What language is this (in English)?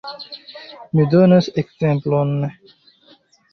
Esperanto